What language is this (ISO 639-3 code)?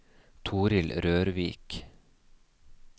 nor